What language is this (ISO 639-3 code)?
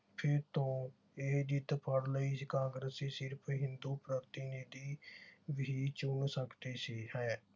pan